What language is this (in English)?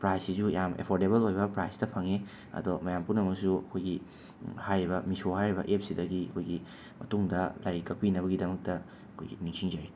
Manipuri